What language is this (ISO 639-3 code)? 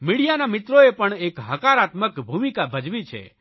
guj